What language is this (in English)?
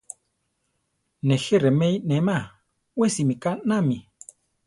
Central Tarahumara